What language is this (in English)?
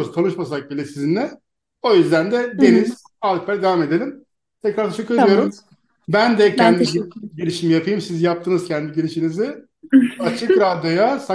Turkish